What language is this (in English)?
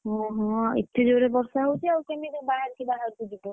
Odia